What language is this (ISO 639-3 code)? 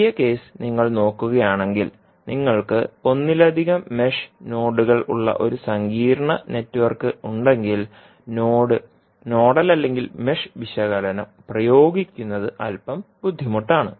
mal